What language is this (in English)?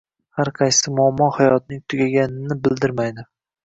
Uzbek